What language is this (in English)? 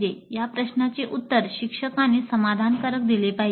Marathi